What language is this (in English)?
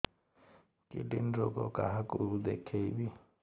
Odia